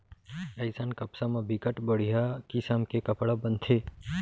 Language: Chhattisgarhi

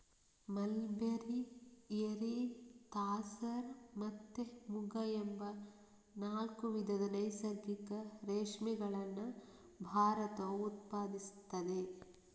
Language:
Kannada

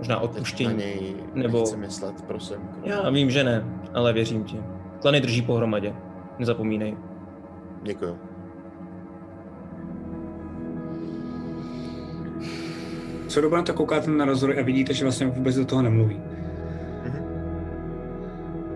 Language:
Czech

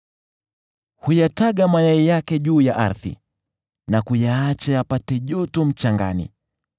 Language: Swahili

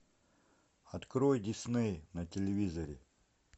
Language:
Russian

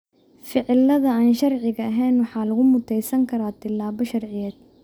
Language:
Somali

